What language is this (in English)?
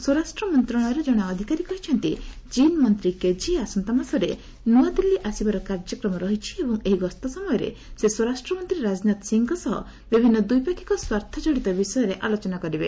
Odia